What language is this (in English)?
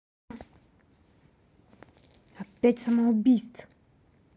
Russian